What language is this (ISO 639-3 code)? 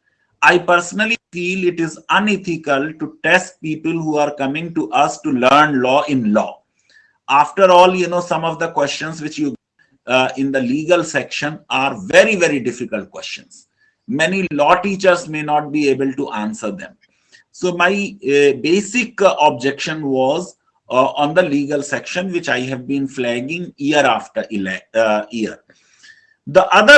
eng